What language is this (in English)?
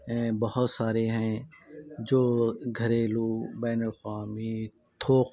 Urdu